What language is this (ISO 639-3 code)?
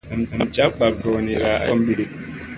mse